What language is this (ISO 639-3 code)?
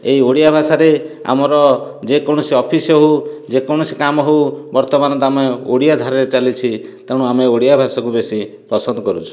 ori